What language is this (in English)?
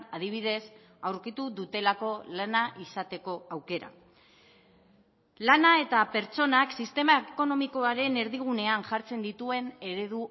Basque